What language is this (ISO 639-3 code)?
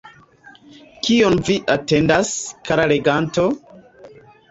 epo